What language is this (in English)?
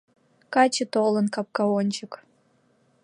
Mari